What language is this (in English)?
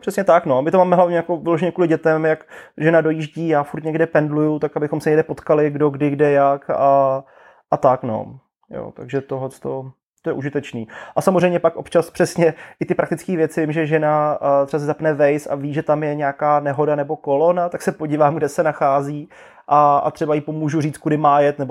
Czech